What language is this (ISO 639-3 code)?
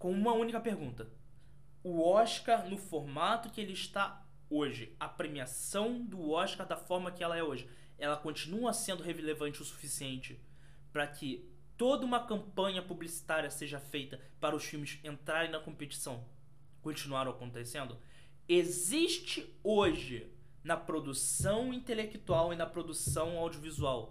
por